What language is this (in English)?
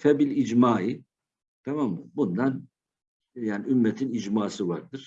Turkish